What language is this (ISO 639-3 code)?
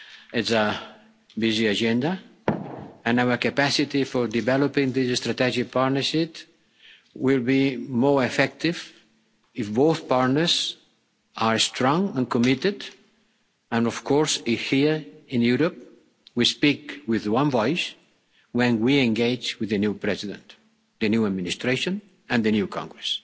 eng